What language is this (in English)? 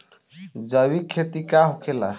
Bhojpuri